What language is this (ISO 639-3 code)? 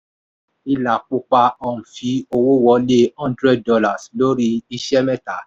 yor